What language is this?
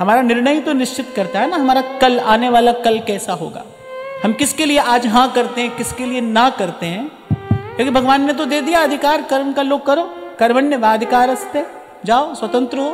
Hindi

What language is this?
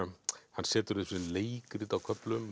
Icelandic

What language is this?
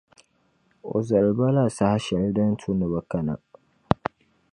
Dagbani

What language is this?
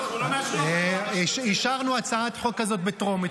Hebrew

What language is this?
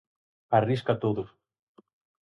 Galician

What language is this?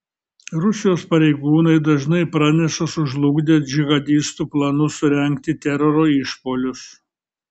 Lithuanian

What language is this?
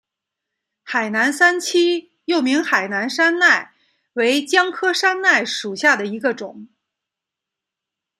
Chinese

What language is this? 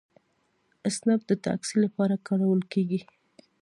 Pashto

